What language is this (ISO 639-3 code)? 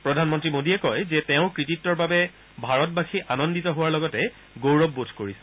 asm